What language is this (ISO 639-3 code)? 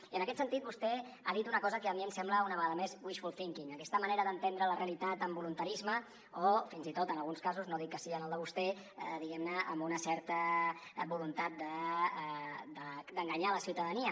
cat